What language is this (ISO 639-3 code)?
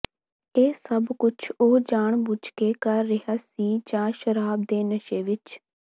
pan